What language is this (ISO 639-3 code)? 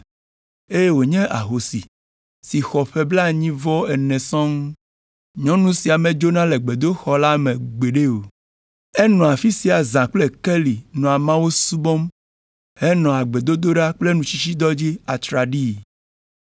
ewe